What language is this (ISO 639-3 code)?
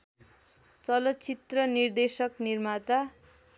nep